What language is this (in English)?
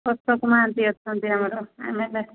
Odia